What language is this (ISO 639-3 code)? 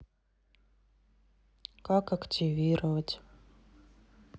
rus